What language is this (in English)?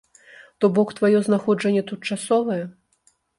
Belarusian